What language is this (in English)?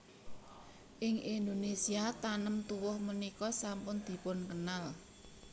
Javanese